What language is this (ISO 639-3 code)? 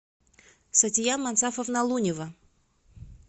rus